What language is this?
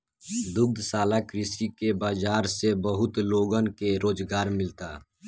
Bhojpuri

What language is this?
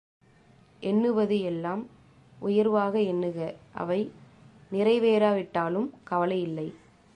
Tamil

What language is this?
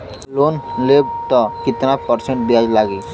Bhojpuri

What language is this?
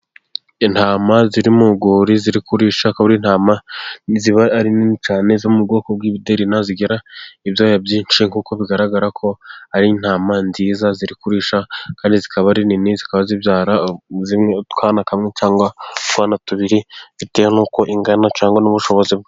Kinyarwanda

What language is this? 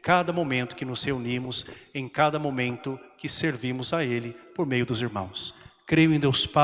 Portuguese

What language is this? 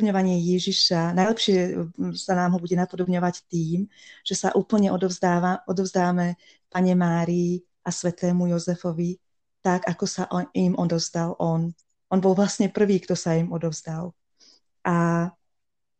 Slovak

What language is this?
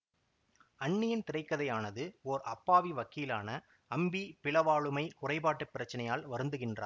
Tamil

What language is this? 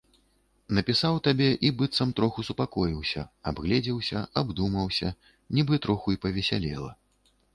Belarusian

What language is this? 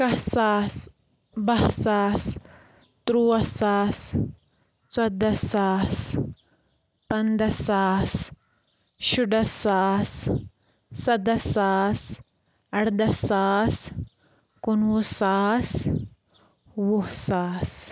Kashmiri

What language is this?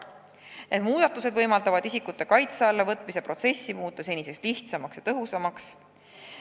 Estonian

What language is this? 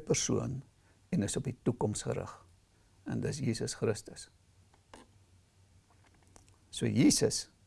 Dutch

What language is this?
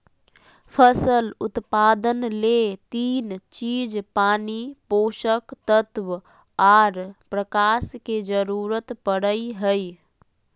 Magahi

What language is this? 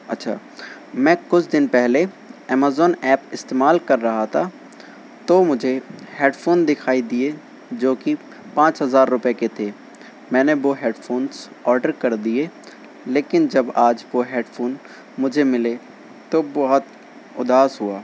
Urdu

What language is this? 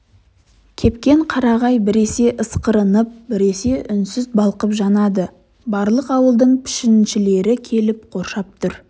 Kazakh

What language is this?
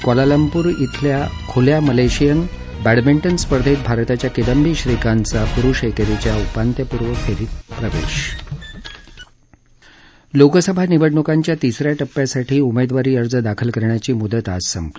Marathi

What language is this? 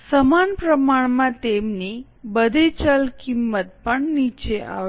Gujarati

